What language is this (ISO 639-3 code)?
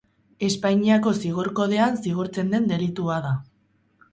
eus